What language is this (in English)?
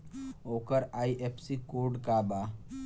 Bhojpuri